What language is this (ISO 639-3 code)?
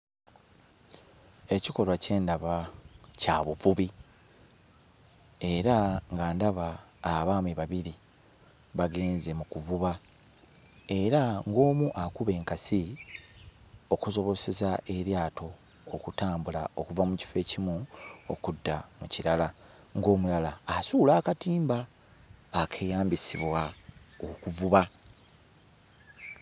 lug